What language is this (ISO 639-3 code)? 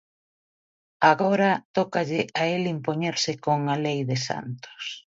glg